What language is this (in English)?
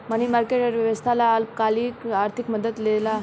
Bhojpuri